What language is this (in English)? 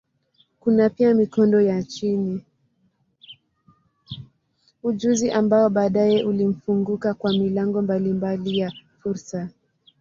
Swahili